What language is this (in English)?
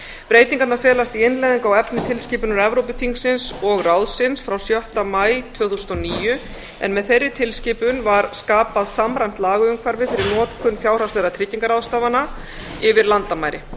Icelandic